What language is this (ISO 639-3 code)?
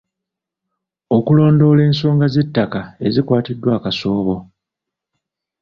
lug